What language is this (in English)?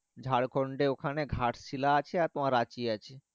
Bangla